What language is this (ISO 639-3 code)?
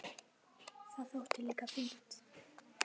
isl